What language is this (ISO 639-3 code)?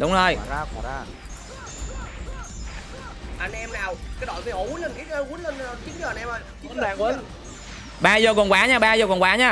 vie